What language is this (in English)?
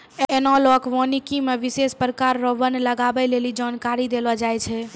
Maithili